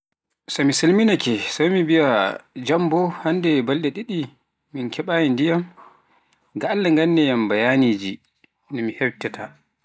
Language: Pular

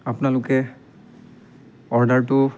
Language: Assamese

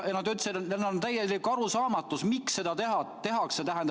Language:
Estonian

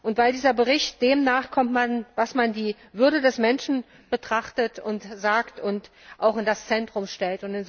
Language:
German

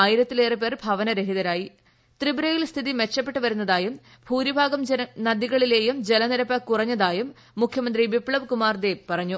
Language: Malayalam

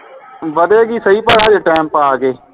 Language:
Punjabi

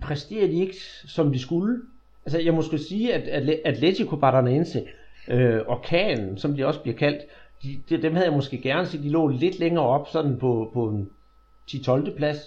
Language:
Danish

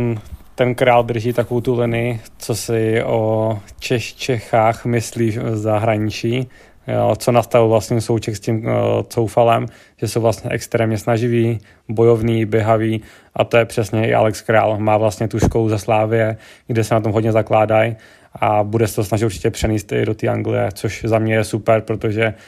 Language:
Czech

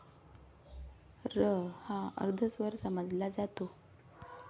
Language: Marathi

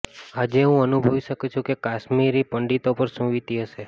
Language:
Gujarati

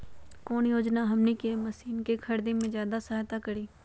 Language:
Magahi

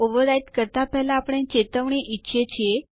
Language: Gujarati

